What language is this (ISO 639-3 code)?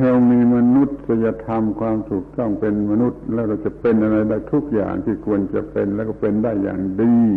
tha